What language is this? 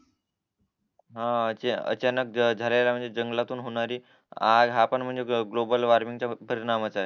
Marathi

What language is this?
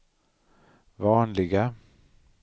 Swedish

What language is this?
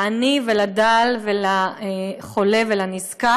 Hebrew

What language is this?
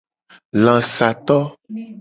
Gen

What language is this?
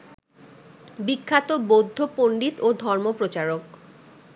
Bangla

